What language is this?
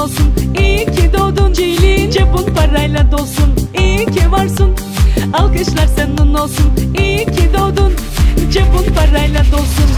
Turkish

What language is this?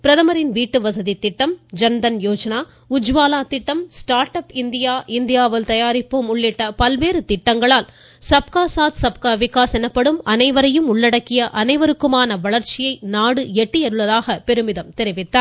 Tamil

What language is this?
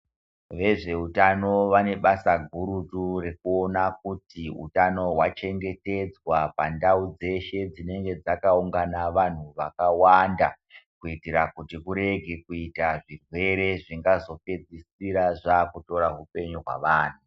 Ndau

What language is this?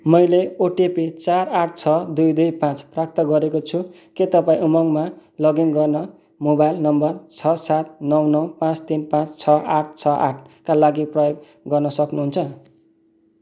Nepali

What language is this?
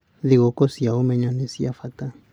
Kikuyu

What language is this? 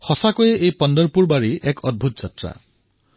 Assamese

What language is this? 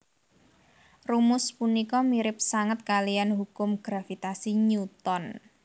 Javanese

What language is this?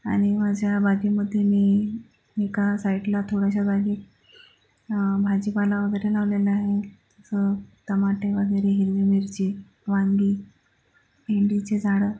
Marathi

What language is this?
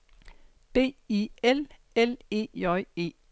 Danish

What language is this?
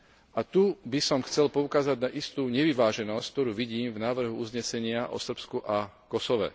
Slovak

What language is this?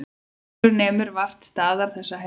Icelandic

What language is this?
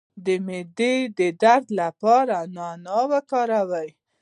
Pashto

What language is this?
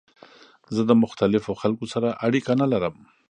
Pashto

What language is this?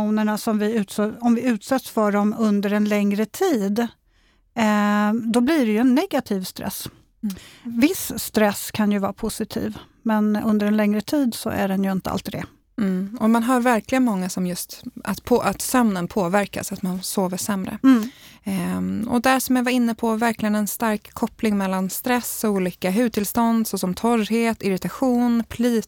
Swedish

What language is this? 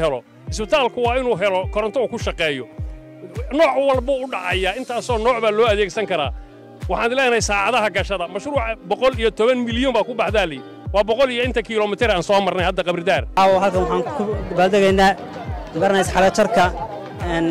Arabic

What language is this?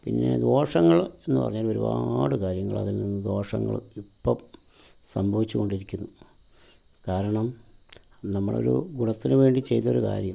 Malayalam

